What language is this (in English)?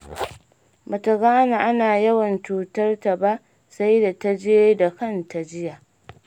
Hausa